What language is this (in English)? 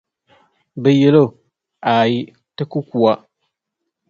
Dagbani